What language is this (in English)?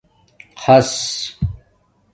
Domaaki